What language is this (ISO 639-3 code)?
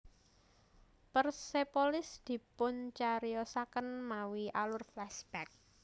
jav